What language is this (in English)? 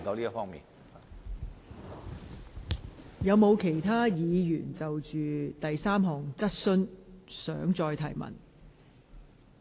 Cantonese